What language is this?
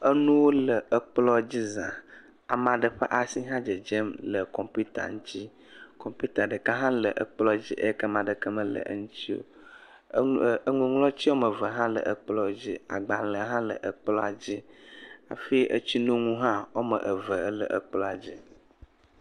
Ewe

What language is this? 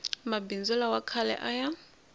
Tsonga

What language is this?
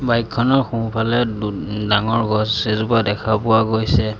Assamese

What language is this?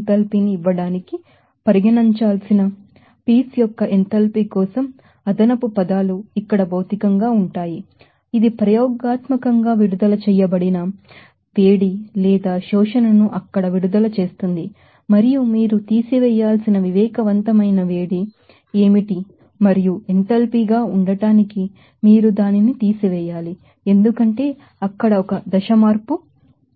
Telugu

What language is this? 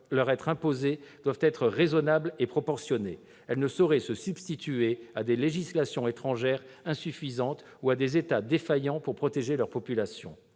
French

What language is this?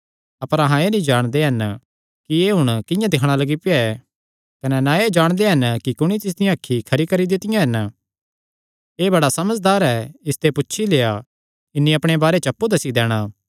Kangri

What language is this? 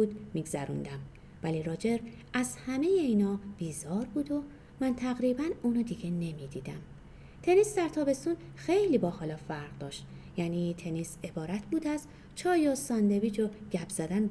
Persian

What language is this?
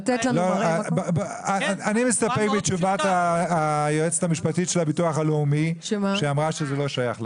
Hebrew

